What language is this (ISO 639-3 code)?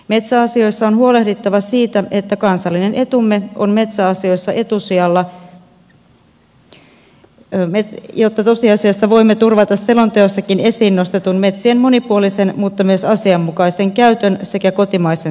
fin